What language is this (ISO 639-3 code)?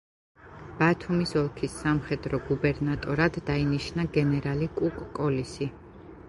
kat